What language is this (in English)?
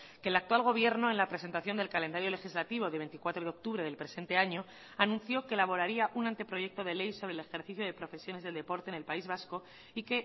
Spanish